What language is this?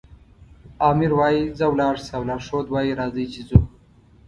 Pashto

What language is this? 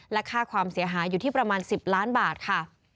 Thai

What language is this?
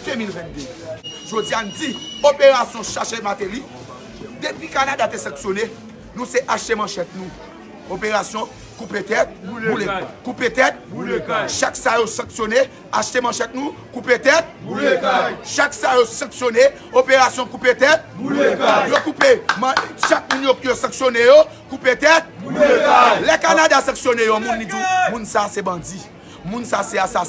French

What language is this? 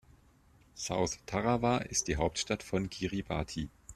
German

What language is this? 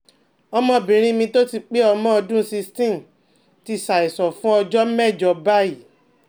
Yoruba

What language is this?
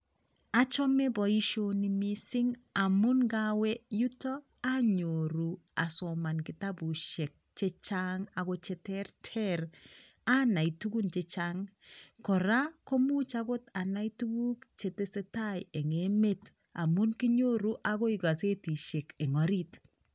Kalenjin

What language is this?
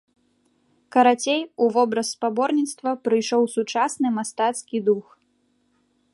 Belarusian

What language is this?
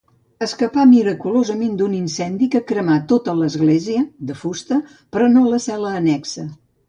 Catalan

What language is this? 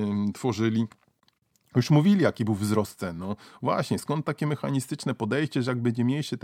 Polish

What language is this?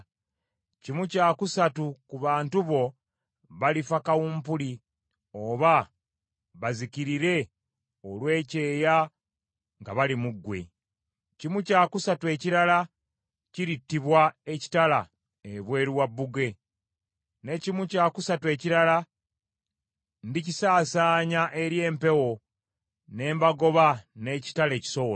Ganda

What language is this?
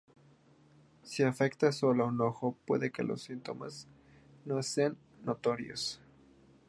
Spanish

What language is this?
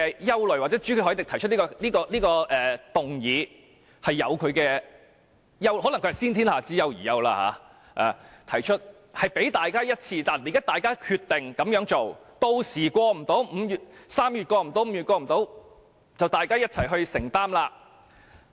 Cantonese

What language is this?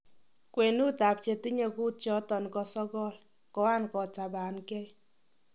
Kalenjin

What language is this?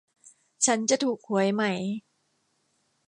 Thai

